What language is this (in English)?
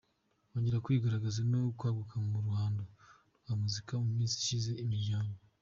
Kinyarwanda